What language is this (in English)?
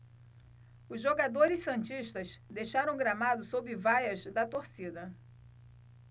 Portuguese